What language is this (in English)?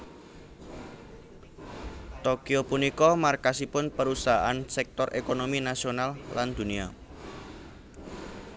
Javanese